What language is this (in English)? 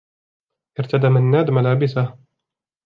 Arabic